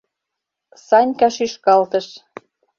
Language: Mari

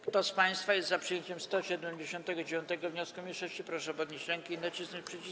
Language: Polish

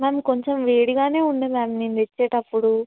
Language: Telugu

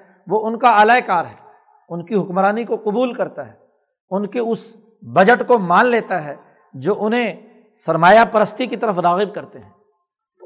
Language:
Urdu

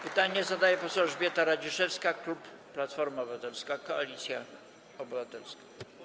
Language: Polish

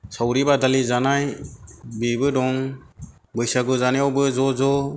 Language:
Bodo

